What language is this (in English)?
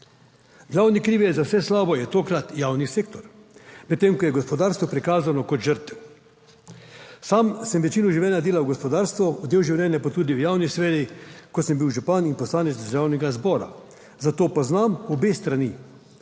Slovenian